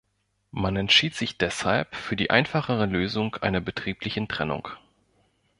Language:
German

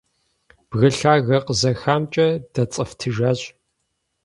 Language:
Kabardian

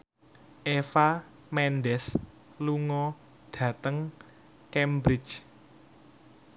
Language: Javanese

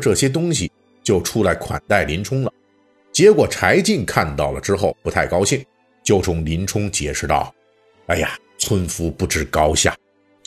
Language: Chinese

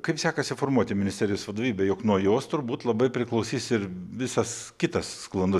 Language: Lithuanian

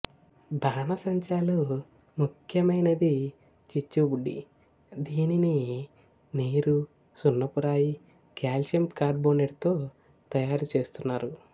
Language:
Telugu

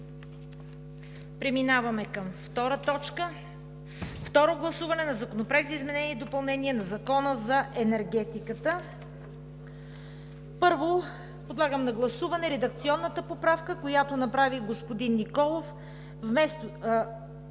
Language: Bulgarian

